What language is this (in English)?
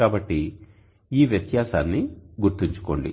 Telugu